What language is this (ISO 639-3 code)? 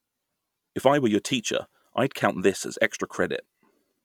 eng